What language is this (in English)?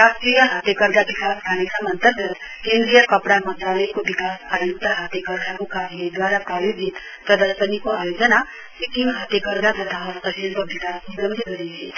Nepali